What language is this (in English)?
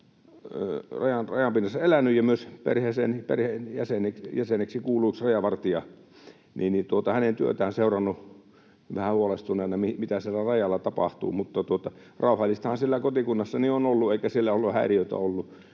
Finnish